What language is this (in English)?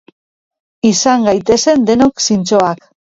Basque